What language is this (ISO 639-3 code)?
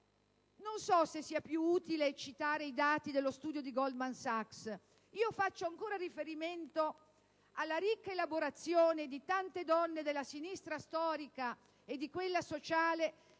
ita